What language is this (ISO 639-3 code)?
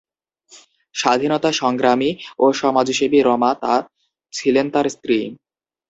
ben